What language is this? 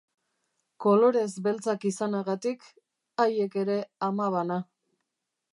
Basque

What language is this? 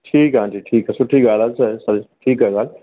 Sindhi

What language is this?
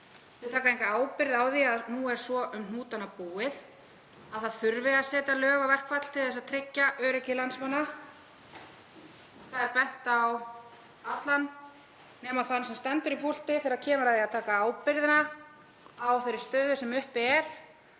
Icelandic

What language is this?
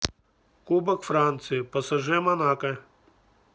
Russian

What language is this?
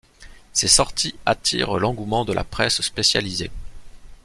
French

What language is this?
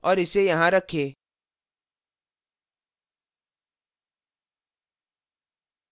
Hindi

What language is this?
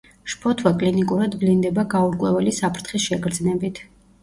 Georgian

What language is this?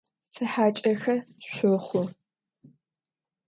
Adyghe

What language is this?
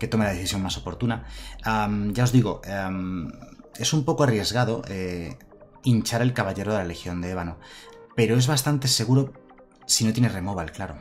Spanish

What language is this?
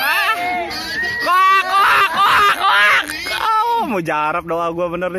Indonesian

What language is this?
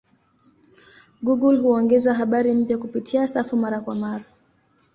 Swahili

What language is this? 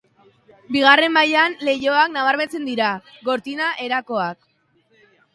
Basque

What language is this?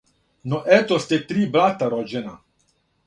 Serbian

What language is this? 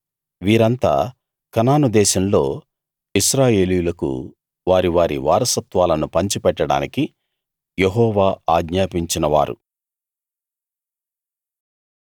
Telugu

